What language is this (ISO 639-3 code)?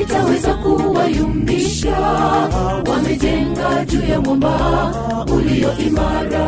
swa